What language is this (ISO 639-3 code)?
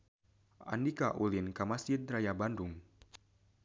sun